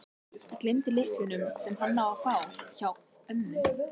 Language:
Icelandic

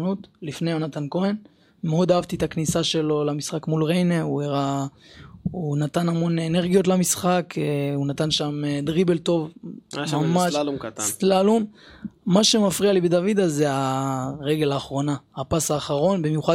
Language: Hebrew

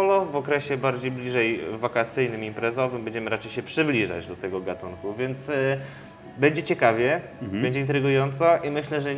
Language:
Polish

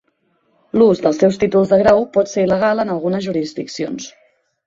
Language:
Catalan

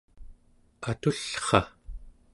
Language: Central Yupik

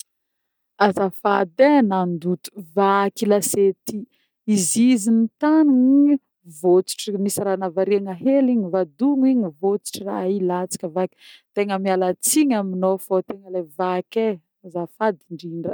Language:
Northern Betsimisaraka Malagasy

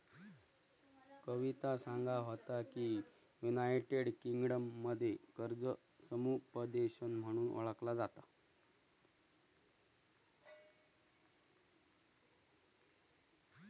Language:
Marathi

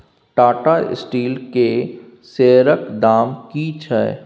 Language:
Maithili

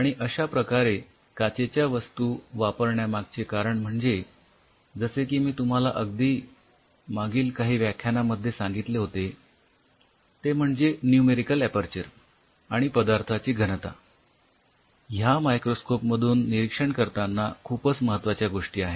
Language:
Marathi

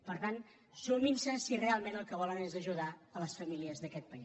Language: Catalan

